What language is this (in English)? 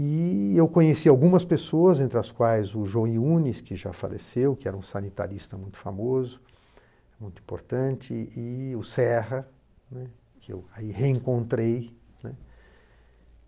Portuguese